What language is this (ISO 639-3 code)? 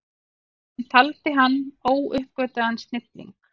isl